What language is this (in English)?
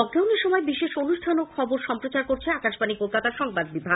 Bangla